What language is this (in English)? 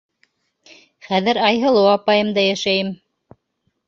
Bashkir